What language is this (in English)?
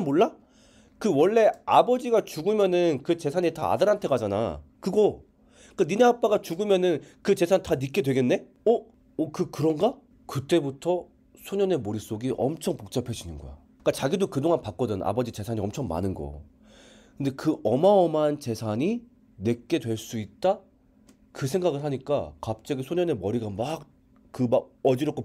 Korean